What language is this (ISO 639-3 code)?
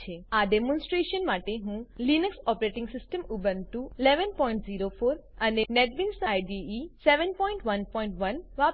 guj